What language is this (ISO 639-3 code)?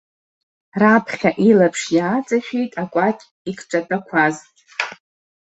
abk